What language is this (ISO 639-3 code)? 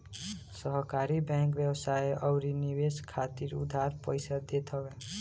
bho